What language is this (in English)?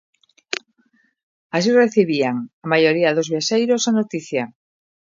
Galician